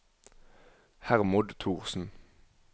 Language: Norwegian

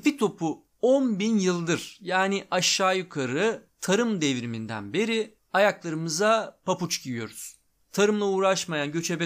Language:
Turkish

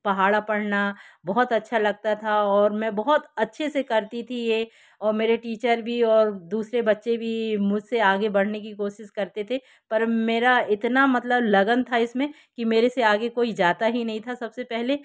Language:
Hindi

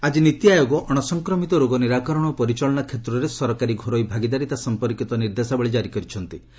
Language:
Odia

